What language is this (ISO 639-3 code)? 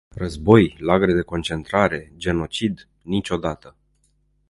ron